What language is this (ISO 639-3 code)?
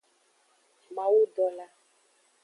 ajg